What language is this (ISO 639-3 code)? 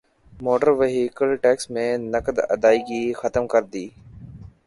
urd